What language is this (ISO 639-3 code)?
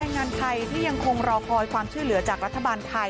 tha